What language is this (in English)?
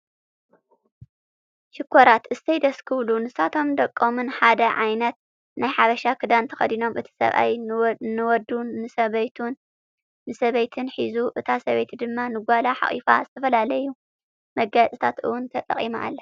Tigrinya